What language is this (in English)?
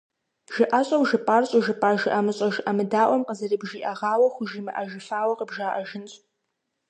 Kabardian